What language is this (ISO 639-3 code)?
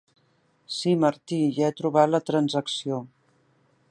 cat